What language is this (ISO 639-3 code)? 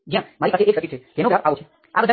guj